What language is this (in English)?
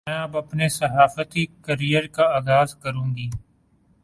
Urdu